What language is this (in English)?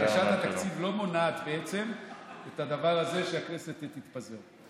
Hebrew